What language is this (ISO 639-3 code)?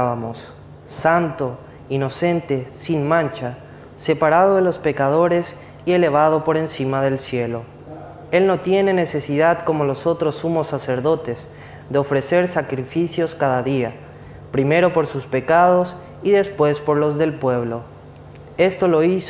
spa